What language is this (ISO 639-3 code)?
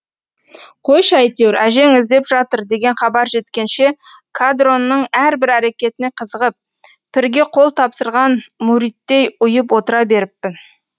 kaz